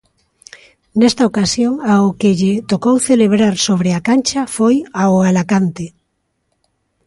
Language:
Galician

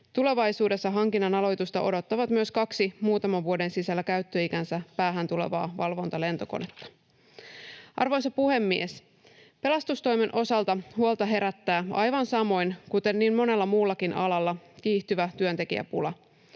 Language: Finnish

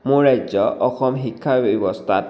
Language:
Assamese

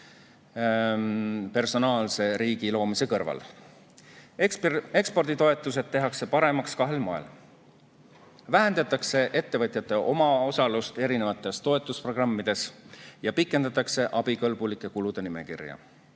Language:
Estonian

